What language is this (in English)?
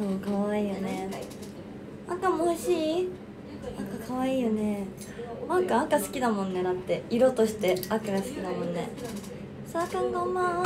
Japanese